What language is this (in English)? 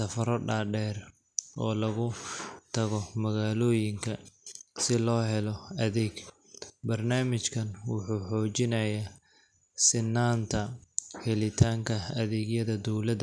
Somali